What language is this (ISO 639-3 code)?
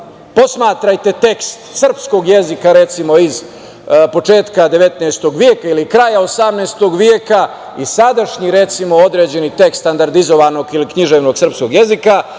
srp